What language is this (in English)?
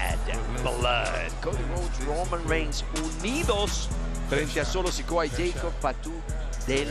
Spanish